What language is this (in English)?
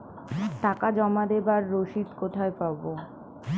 Bangla